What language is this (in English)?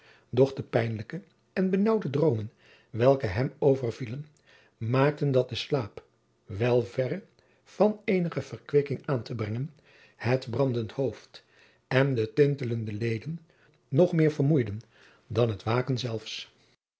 Dutch